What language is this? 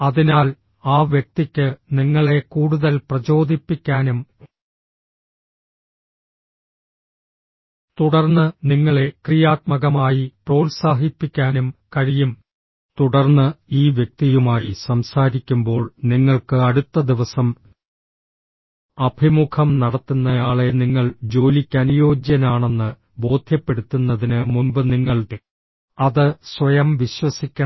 Malayalam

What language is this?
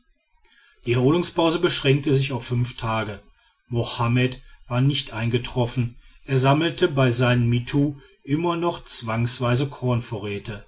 German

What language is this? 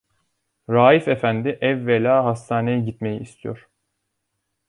Turkish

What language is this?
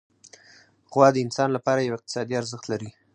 Pashto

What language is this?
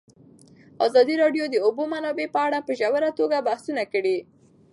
Pashto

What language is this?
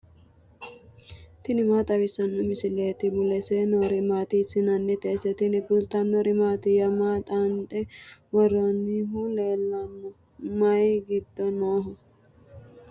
Sidamo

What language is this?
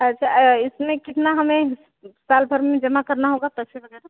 Hindi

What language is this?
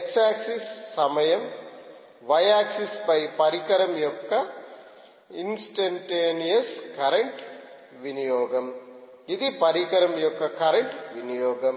Telugu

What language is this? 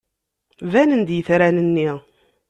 Kabyle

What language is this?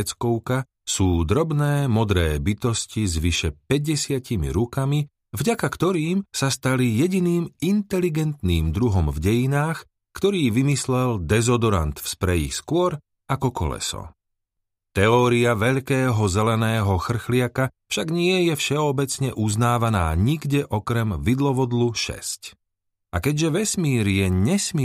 Slovak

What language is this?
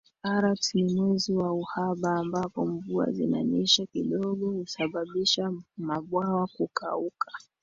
Swahili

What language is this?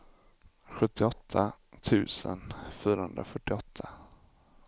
Swedish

